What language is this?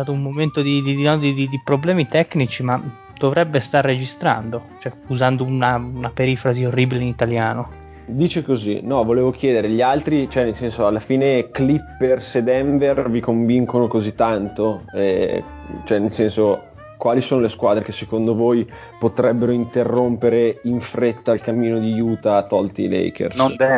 Italian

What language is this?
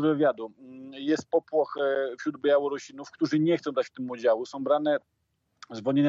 Polish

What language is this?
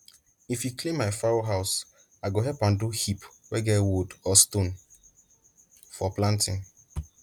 Nigerian Pidgin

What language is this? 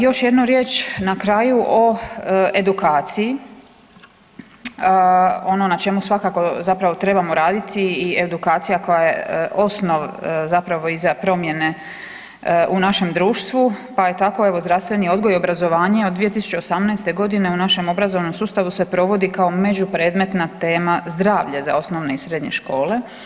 Croatian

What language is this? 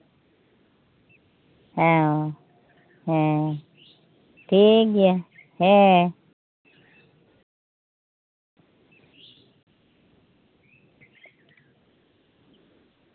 Santali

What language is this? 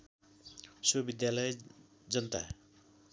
Nepali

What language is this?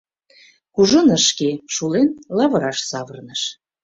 Mari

